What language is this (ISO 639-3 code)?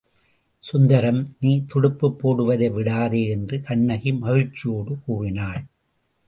tam